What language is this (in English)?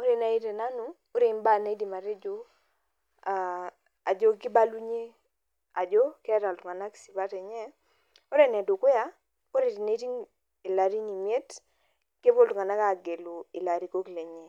Masai